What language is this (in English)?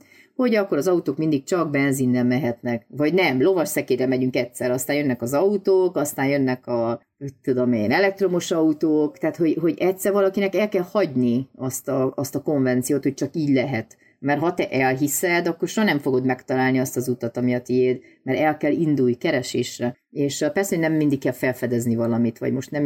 Hungarian